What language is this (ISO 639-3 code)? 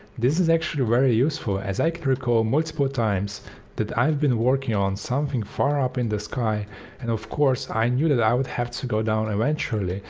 eng